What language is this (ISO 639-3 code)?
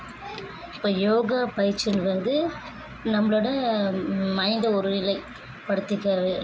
tam